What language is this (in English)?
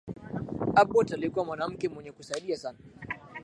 Swahili